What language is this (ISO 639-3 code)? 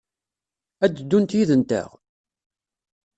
kab